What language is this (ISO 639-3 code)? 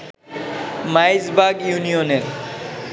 ben